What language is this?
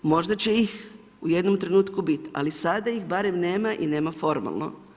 Croatian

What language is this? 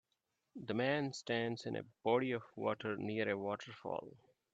English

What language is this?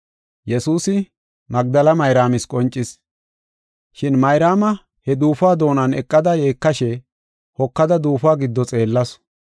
Gofa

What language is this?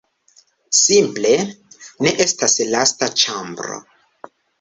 Esperanto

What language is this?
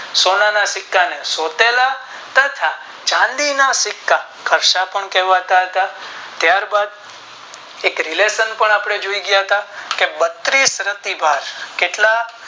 Gujarati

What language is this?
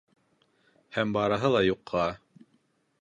Bashkir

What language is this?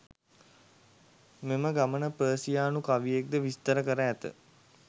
Sinhala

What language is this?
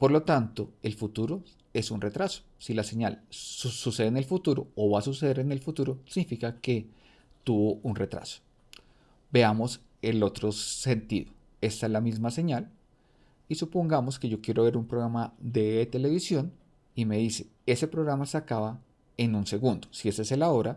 Spanish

